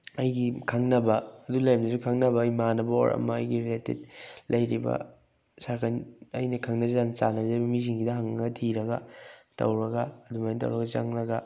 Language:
Manipuri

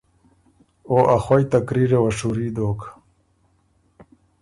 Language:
Ormuri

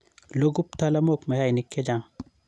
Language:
Kalenjin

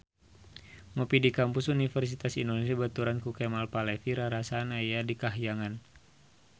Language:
Sundanese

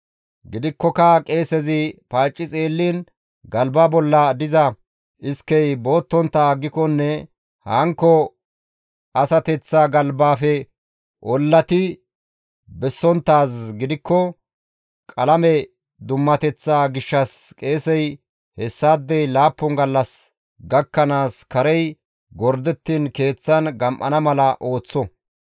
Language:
Gamo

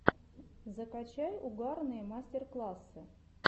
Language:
Russian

